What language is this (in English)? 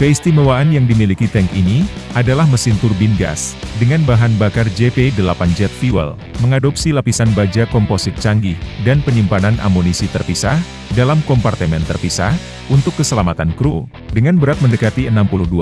Indonesian